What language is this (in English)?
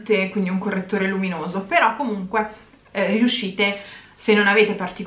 Italian